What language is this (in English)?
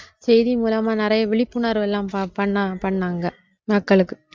Tamil